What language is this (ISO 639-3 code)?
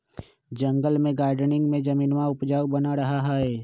mag